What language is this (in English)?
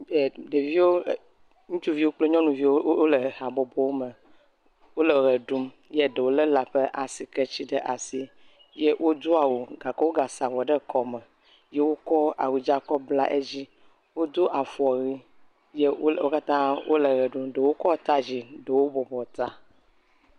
Ewe